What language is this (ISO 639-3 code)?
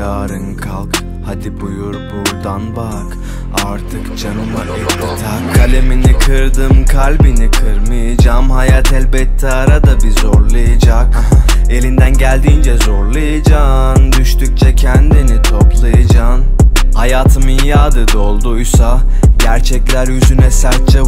tur